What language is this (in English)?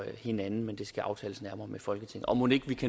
Danish